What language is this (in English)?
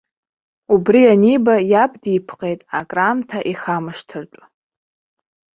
Abkhazian